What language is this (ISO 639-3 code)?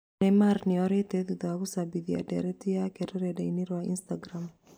kik